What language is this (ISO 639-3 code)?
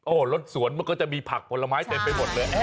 tha